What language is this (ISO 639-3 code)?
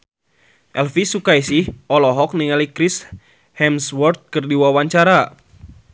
sun